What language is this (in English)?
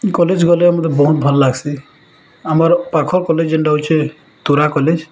Odia